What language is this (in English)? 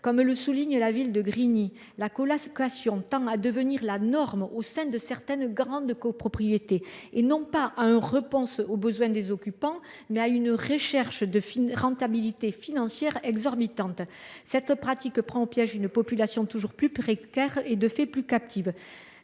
French